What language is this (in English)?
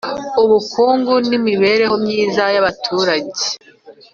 Kinyarwanda